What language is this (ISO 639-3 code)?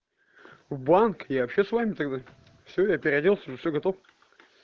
rus